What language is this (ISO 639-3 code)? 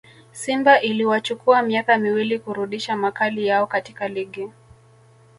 swa